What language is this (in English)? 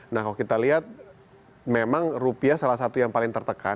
Indonesian